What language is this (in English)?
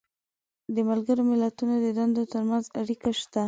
Pashto